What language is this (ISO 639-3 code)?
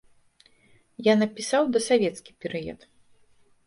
bel